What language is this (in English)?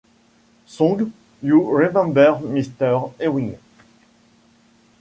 French